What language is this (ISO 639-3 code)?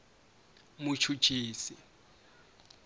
tso